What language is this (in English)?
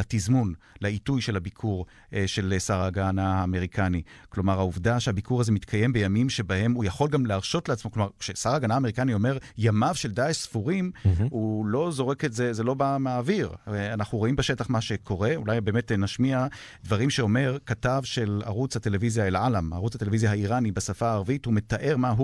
Hebrew